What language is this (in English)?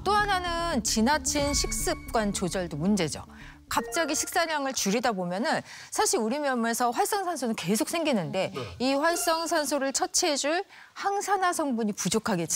Korean